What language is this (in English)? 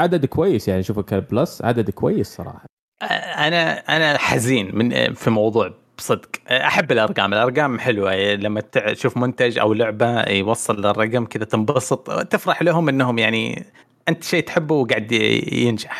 Arabic